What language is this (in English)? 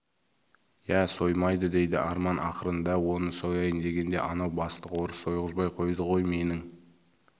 Kazakh